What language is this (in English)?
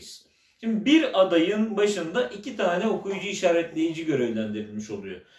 Turkish